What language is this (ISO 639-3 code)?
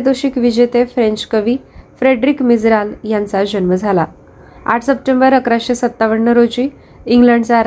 mar